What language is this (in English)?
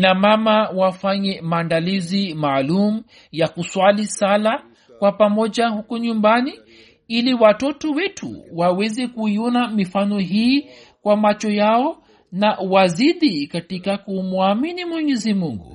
Swahili